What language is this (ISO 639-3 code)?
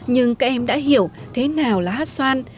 vie